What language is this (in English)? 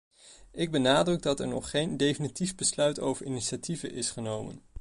Dutch